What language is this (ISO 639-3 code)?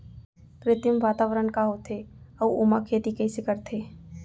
hne